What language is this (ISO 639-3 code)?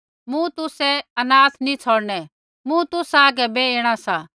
kfx